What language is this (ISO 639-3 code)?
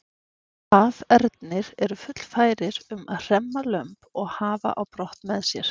isl